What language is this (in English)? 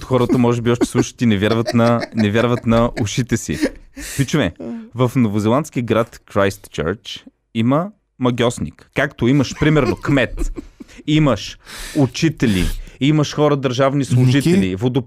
Bulgarian